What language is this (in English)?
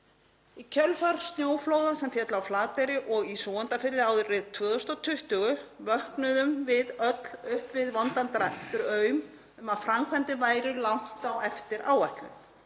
Icelandic